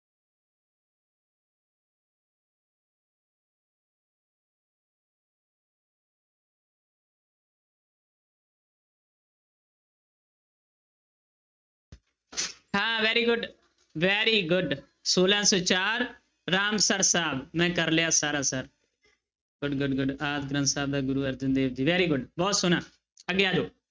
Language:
Punjabi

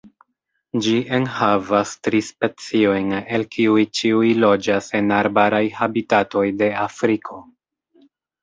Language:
Esperanto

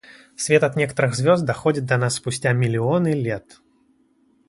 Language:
Russian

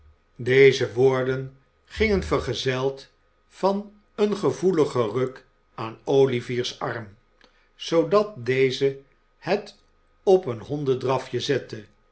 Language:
Dutch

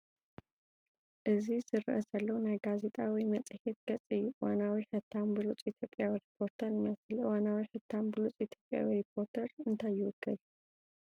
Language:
Tigrinya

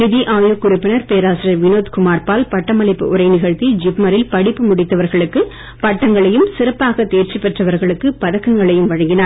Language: Tamil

